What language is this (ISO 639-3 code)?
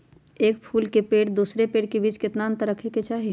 mag